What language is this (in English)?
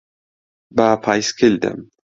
Central Kurdish